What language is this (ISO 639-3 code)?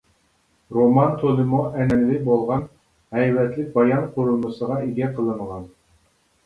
uig